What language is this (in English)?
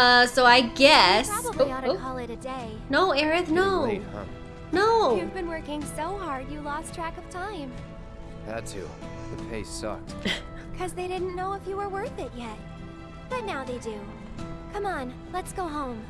English